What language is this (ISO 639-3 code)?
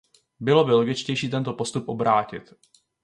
ces